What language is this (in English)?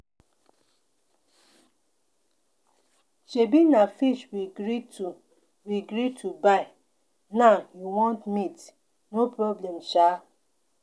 Nigerian Pidgin